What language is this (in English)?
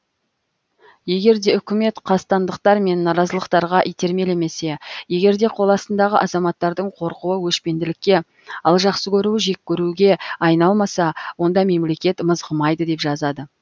Kazakh